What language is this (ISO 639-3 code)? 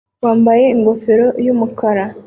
kin